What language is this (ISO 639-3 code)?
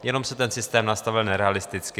ces